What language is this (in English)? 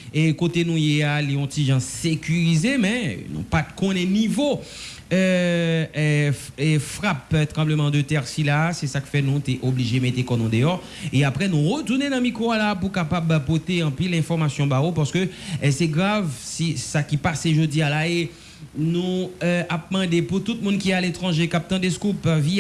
French